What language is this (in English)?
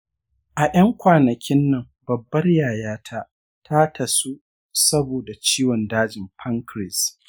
Hausa